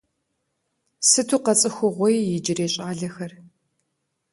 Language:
Kabardian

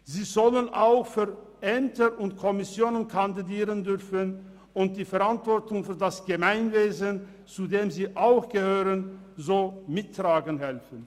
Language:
Swiss German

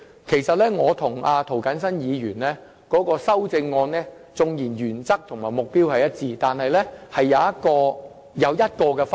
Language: Cantonese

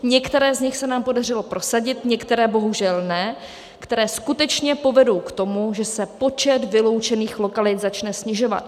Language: Czech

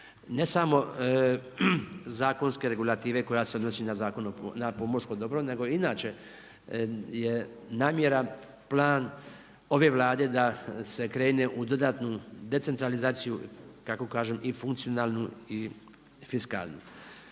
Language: Croatian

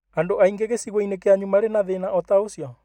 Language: Kikuyu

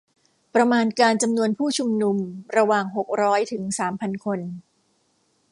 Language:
Thai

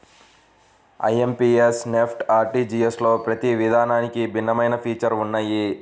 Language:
Telugu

